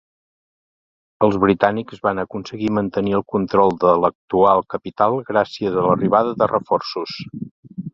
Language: Catalan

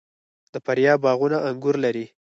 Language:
Pashto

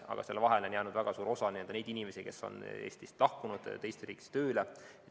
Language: Estonian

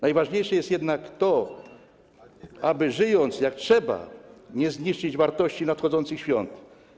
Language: Polish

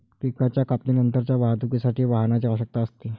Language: Marathi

